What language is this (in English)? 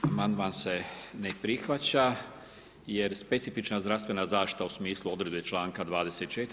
Croatian